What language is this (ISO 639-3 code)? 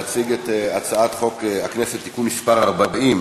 heb